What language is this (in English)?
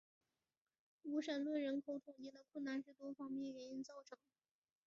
Chinese